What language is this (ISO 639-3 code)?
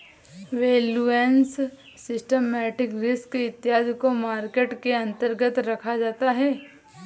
hin